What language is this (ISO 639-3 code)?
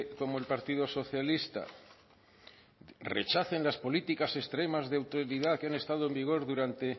spa